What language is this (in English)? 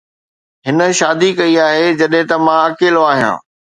Sindhi